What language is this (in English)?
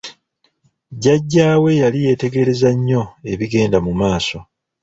Ganda